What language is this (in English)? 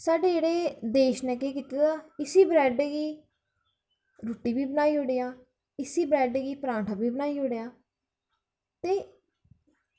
Dogri